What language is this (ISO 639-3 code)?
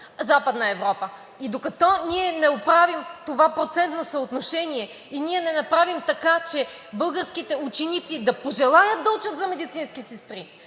bul